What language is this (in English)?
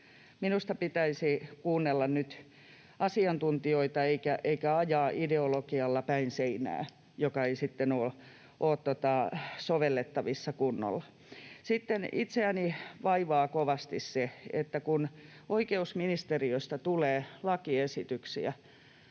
Finnish